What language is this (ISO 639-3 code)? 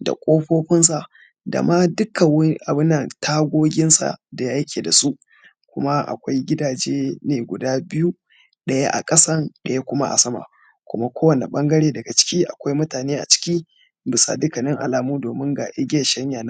hau